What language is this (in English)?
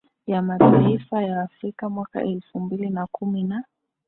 Swahili